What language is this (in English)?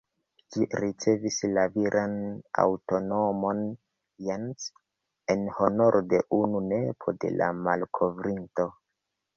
Esperanto